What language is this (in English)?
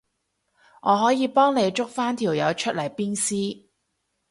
Cantonese